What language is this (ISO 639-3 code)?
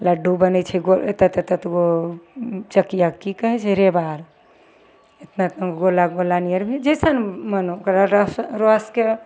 mai